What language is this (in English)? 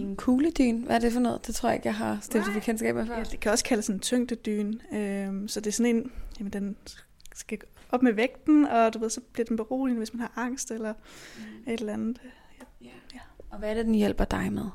Danish